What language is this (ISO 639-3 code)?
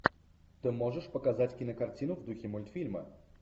rus